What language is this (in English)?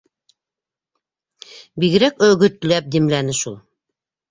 Bashkir